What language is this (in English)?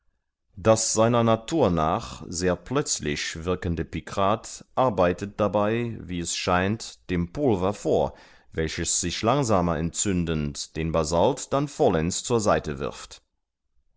German